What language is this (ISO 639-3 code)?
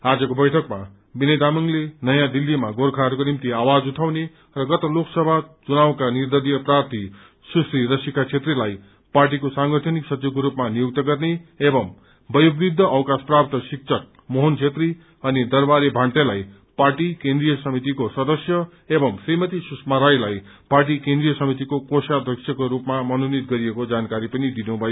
nep